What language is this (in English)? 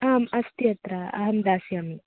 Sanskrit